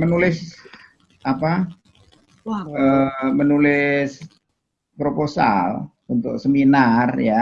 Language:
Indonesian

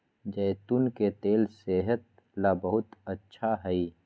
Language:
Magahi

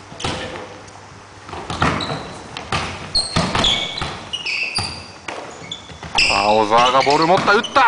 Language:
Japanese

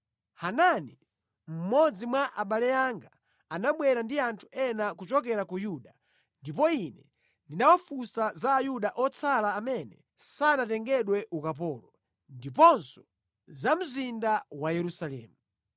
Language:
Nyanja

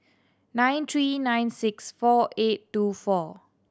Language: English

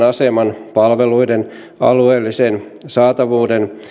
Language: Finnish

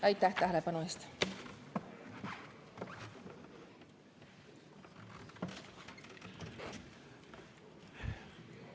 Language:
Estonian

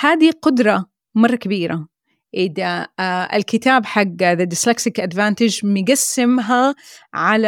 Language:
Arabic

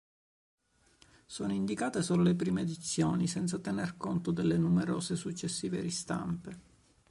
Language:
Italian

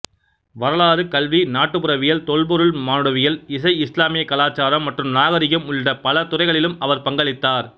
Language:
Tamil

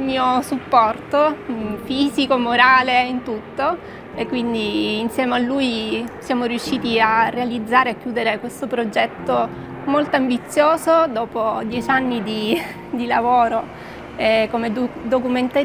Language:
Italian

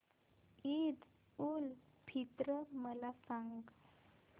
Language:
Marathi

